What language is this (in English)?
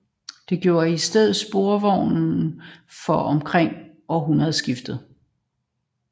Danish